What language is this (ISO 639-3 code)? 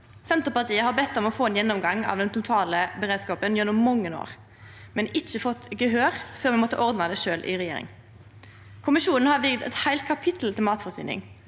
nor